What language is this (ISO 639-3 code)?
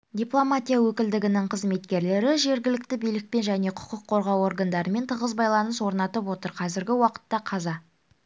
kaz